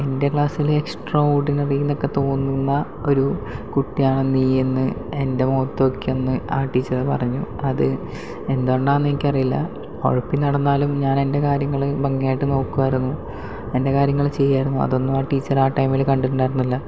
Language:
Malayalam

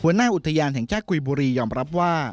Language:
Thai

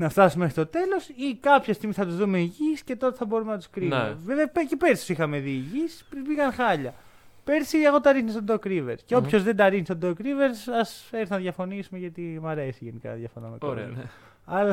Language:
Greek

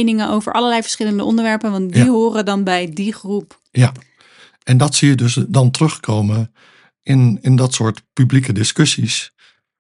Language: Dutch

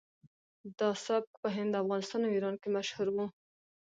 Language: Pashto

